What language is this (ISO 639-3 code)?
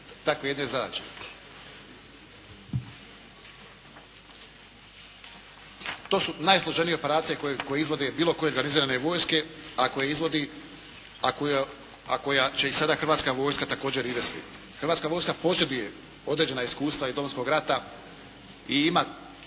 hrv